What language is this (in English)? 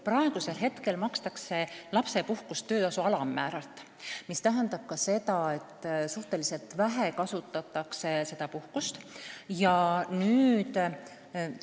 Estonian